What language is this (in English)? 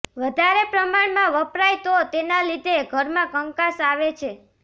Gujarati